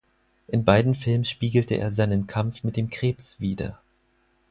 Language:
German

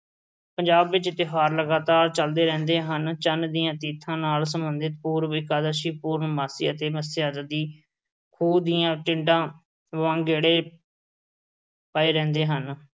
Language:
Punjabi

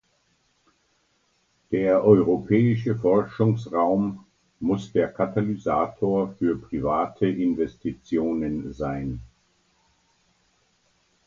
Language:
German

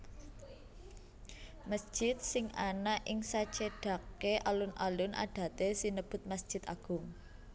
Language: Javanese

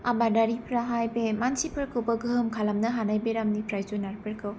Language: Bodo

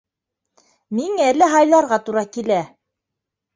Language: Bashkir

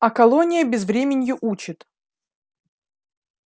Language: Russian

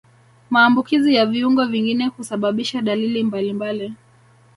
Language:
Swahili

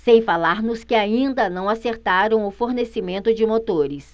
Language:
Portuguese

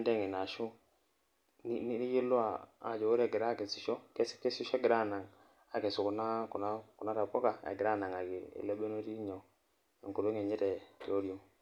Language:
Masai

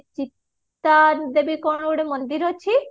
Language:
Odia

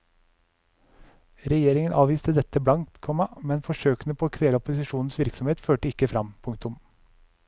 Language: Norwegian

